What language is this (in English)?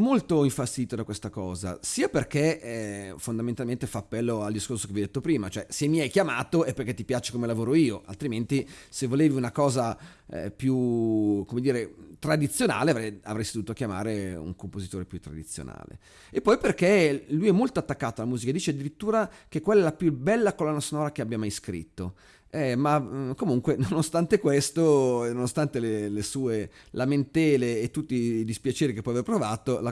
Italian